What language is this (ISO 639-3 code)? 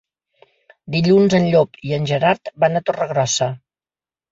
cat